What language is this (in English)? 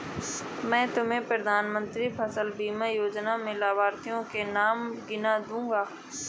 Hindi